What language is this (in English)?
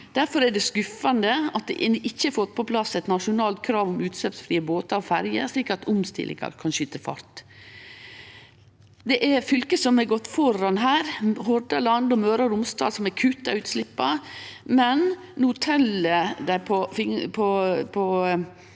Norwegian